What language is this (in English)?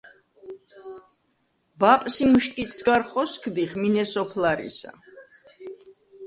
Svan